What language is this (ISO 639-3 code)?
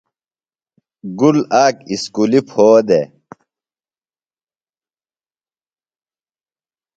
phl